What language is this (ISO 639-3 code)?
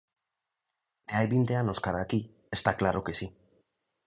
glg